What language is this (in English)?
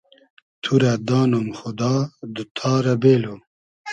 Hazaragi